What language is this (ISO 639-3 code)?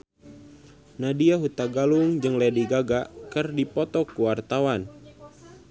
sun